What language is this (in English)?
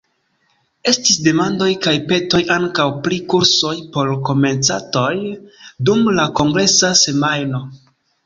Esperanto